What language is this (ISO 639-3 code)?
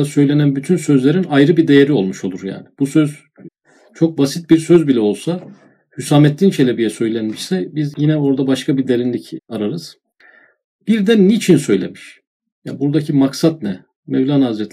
tur